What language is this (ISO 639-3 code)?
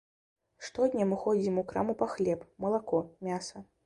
bel